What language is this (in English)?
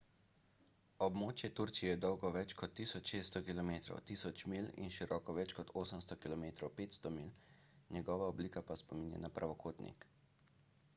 Slovenian